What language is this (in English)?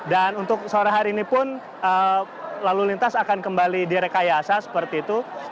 Indonesian